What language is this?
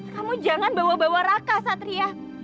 Indonesian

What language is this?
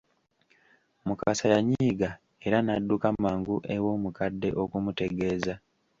Ganda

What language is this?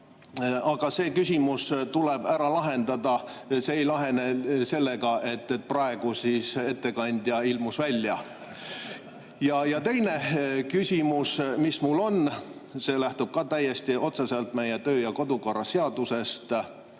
Estonian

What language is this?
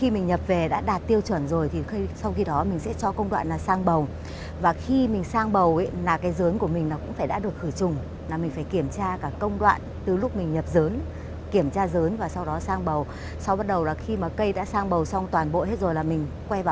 Vietnamese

